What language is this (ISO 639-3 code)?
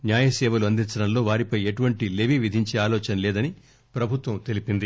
tel